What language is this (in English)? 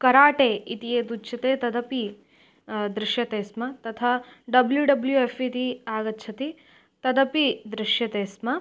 Sanskrit